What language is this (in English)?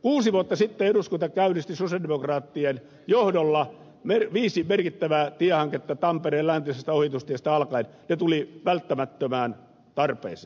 Finnish